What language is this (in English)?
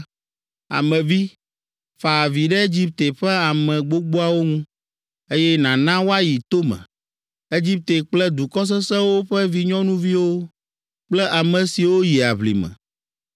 Ewe